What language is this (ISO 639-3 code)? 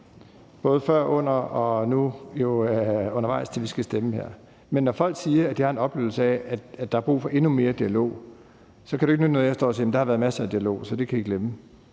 dan